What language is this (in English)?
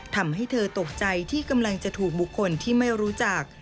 Thai